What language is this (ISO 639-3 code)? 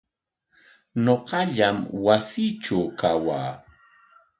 qwa